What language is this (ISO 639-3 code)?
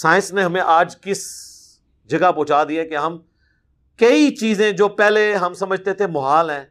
urd